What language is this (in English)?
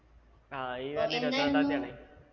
Malayalam